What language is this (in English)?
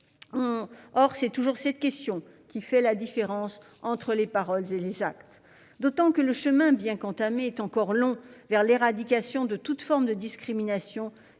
French